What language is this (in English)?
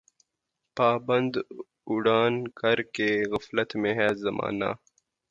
Urdu